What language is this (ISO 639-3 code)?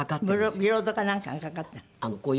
jpn